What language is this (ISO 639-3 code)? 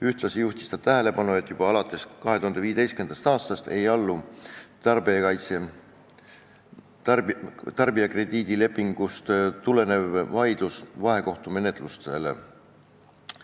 est